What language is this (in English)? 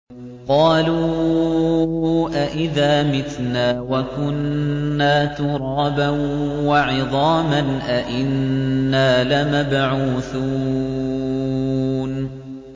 Arabic